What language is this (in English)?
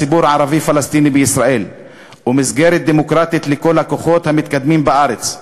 Hebrew